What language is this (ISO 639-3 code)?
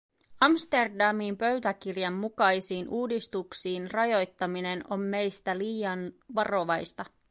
fin